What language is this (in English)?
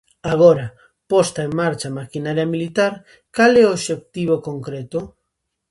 Galician